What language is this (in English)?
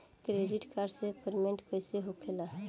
Bhojpuri